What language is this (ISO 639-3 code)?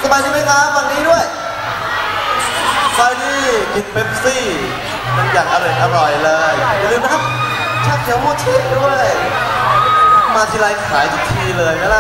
tha